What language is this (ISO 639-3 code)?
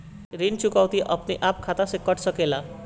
bho